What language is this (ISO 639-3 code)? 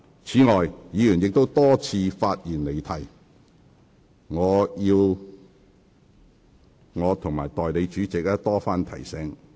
yue